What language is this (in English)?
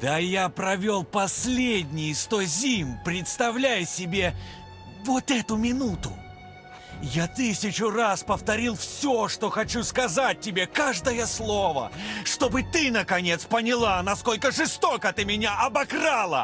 Russian